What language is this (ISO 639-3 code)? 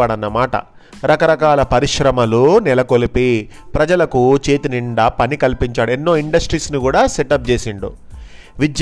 tel